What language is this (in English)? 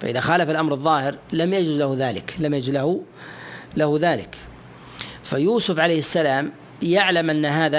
Arabic